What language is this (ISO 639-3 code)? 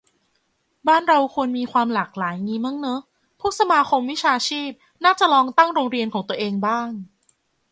tha